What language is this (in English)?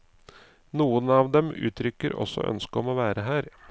Norwegian